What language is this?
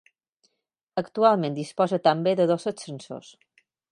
Catalan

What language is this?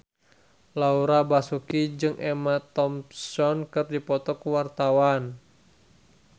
Sundanese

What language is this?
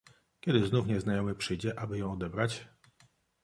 Polish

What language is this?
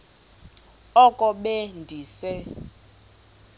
Xhosa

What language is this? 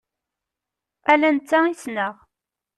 Kabyle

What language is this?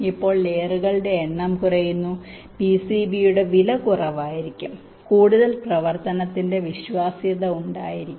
Malayalam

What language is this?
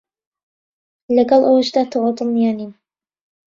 Central Kurdish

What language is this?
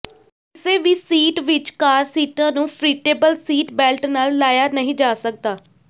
Punjabi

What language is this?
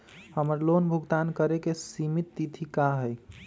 Magahi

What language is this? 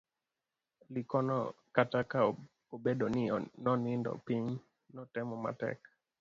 Luo (Kenya and Tanzania)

